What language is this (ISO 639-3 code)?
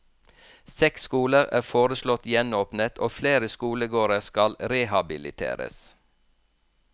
nor